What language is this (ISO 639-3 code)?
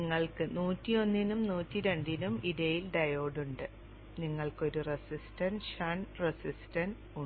mal